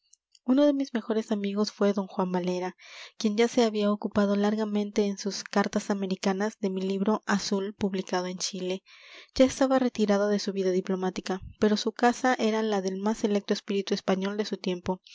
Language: Spanish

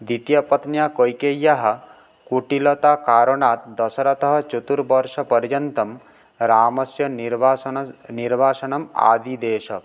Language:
Sanskrit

